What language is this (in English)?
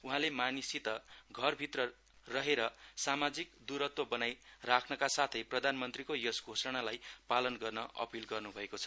Nepali